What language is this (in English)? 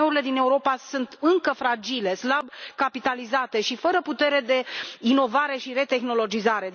Romanian